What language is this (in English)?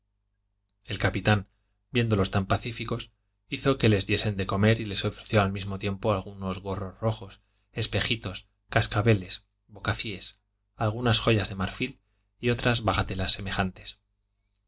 Spanish